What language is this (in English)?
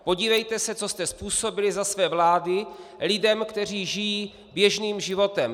Czech